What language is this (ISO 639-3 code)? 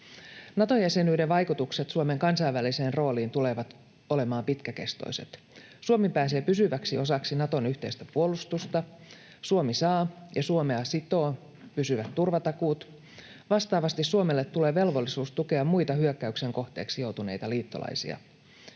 fin